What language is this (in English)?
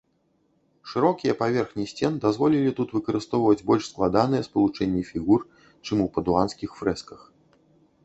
Belarusian